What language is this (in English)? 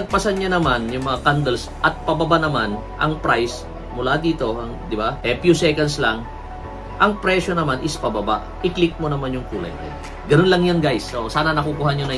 Filipino